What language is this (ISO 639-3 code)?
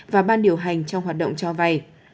vie